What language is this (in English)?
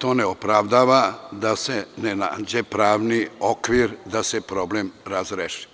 Serbian